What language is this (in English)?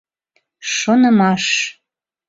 Mari